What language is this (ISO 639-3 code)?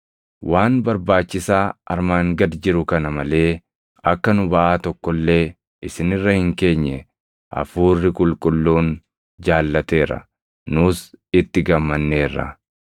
orm